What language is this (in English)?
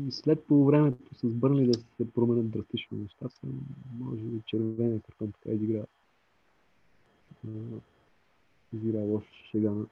Bulgarian